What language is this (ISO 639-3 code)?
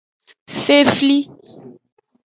ajg